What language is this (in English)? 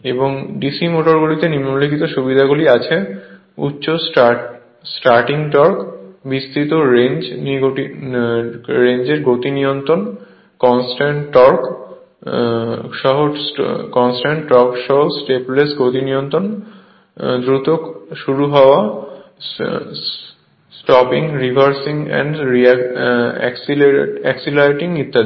Bangla